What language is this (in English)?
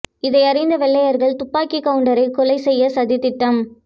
Tamil